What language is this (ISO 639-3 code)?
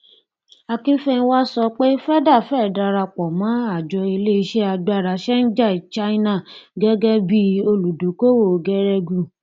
yor